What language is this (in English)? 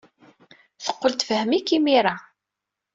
Kabyle